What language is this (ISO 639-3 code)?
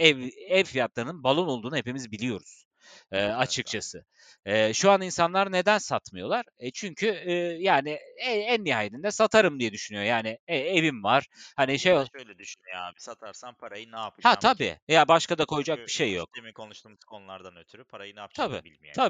tur